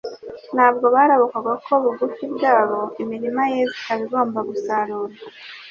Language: Kinyarwanda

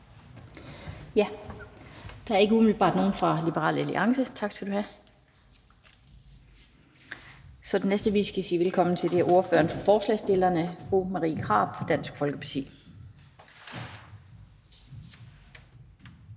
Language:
Danish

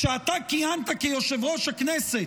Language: Hebrew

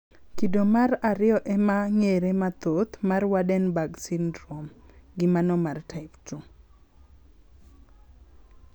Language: Luo (Kenya and Tanzania)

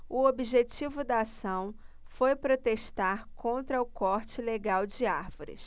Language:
Portuguese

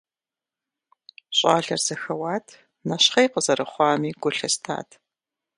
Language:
Kabardian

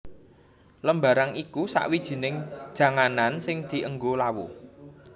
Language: Javanese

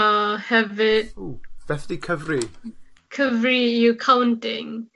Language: Welsh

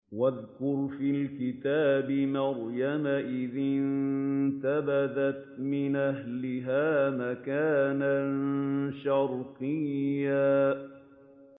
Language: Arabic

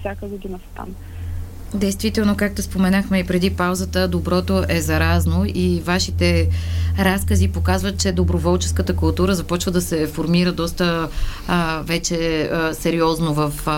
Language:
Bulgarian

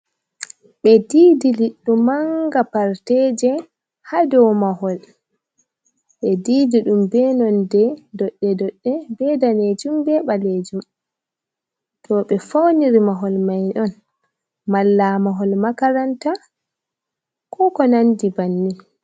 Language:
Fula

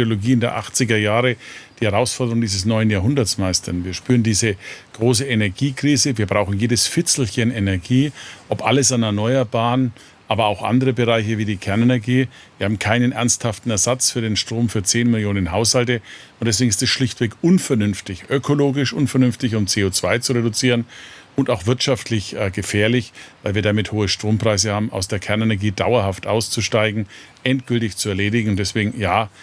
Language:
German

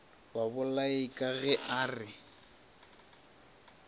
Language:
Northern Sotho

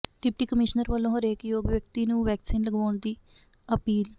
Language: Punjabi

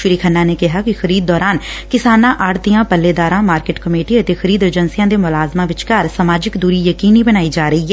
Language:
Punjabi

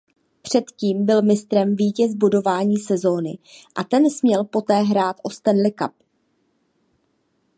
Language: Czech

